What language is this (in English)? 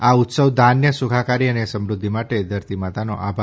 Gujarati